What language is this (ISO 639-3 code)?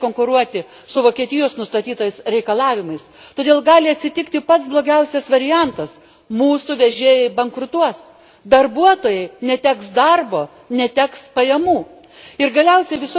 lit